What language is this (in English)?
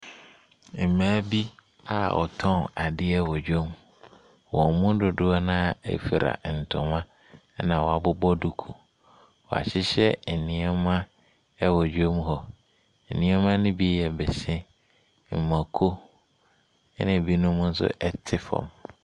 Akan